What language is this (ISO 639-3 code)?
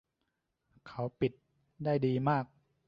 tha